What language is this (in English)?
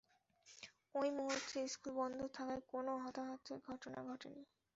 Bangla